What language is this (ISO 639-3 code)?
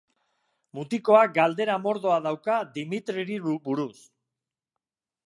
eus